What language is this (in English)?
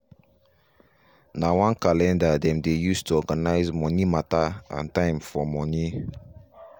Nigerian Pidgin